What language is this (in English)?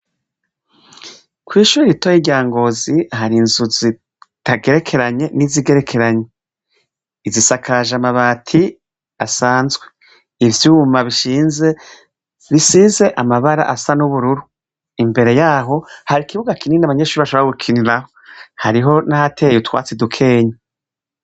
Rundi